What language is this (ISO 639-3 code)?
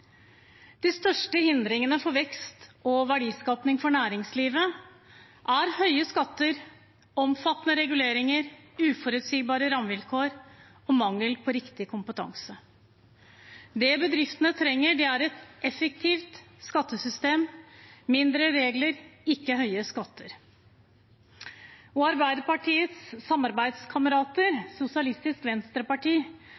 nob